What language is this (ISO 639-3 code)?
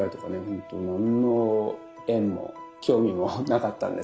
jpn